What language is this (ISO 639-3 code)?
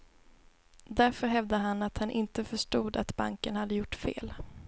swe